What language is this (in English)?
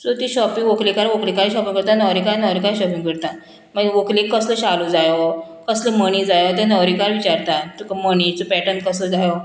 Konkani